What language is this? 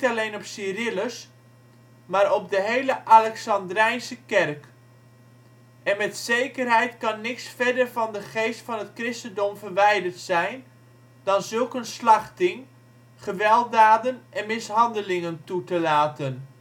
Dutch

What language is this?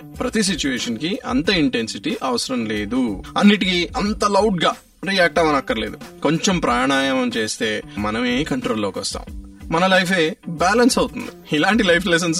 Telugu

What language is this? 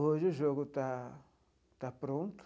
Portuguese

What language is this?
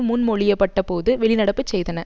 Tamil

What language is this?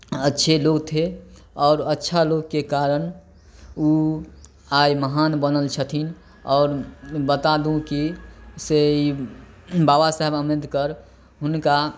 Maithili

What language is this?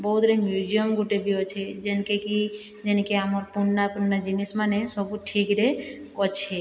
Odia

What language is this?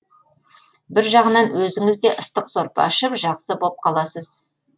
Kazakh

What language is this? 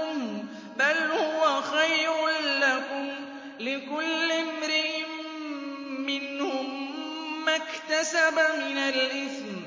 Arabic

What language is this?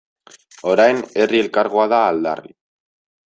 Basque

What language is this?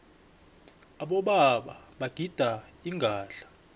South Ndebele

